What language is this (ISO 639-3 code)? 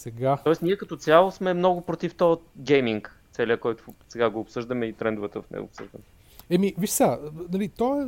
bul